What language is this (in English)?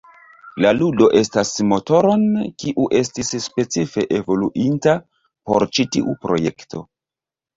Esperanto